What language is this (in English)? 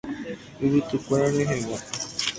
Guarani